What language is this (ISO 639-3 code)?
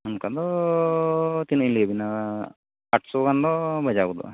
sat